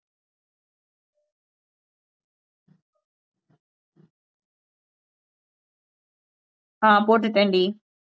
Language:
Tamil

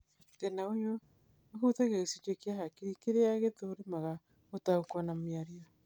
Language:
Kikuyu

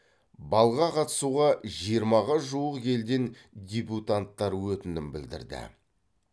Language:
Kazakh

